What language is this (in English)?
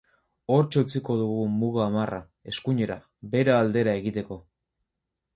Basque